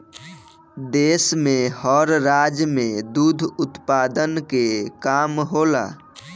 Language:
Bhojpuri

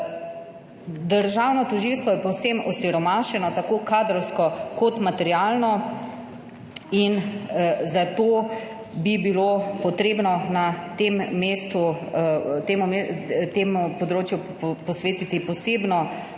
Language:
Slovenian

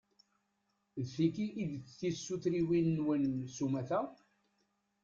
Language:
Kabyle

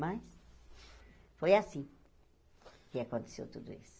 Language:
Portuguese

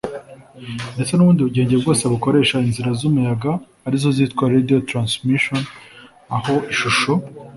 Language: Kinyarwanda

